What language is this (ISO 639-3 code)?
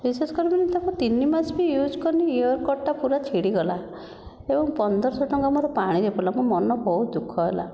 ori